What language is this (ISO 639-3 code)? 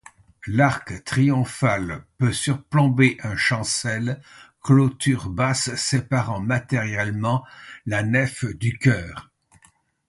fra